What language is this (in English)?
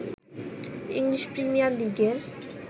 Bangla